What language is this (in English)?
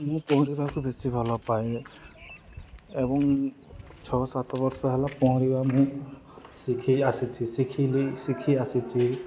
Odia